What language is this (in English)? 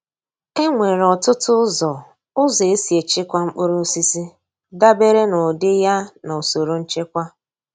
Igbo